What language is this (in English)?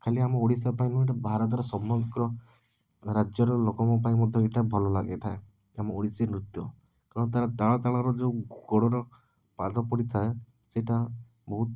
Odia